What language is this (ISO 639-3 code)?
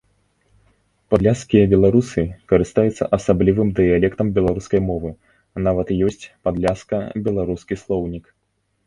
bel